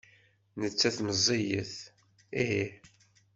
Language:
Kabyle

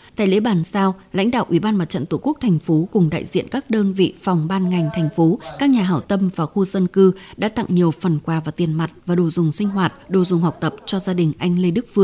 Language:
Vietnamese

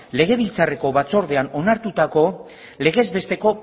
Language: Basque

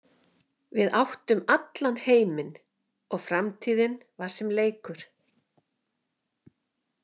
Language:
Icelandic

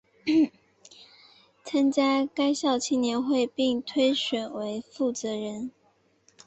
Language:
Chinese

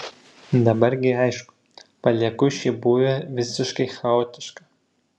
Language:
Lithuanian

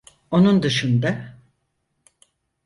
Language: Turkish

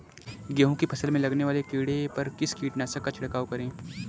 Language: Hindi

